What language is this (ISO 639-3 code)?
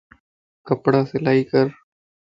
lss